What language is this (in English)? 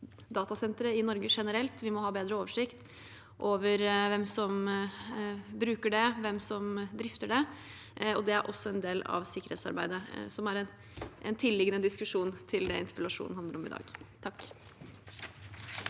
Norwegian